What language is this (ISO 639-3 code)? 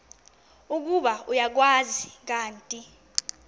xho